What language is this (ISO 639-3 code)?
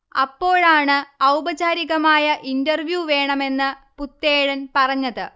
mal